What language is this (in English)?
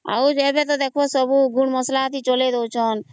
Odia